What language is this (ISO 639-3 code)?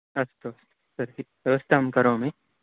san